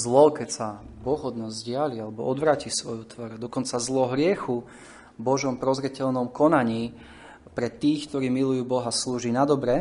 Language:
Slovak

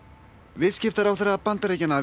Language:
Icelandic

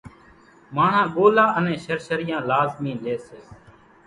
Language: Kachi Koli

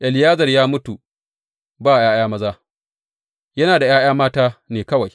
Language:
Hausa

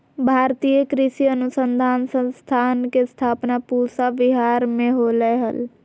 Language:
Magahi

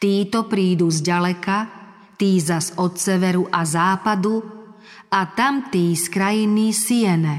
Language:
Slovak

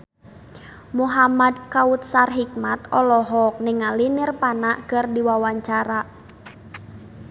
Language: Sundanese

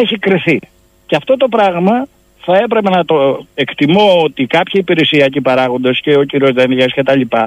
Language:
Greek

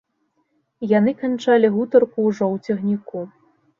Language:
Belarusian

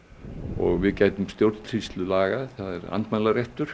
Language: Icelandic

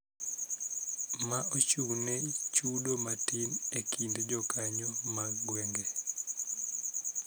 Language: Luo (Kenya and Tanzania)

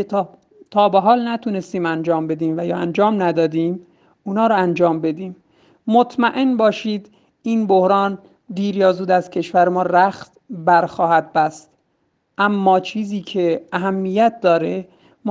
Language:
Persian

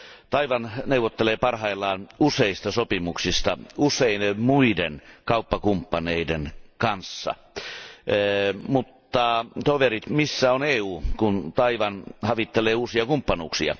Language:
Finnish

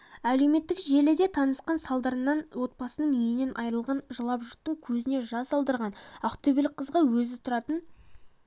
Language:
Kazakh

